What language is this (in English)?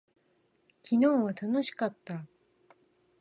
Japanese